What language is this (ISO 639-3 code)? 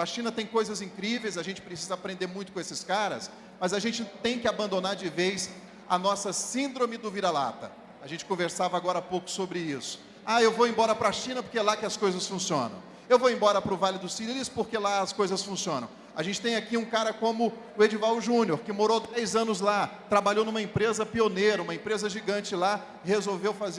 por